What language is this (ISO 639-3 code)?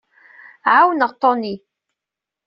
kab